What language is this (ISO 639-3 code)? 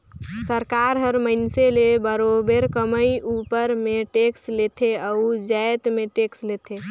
hne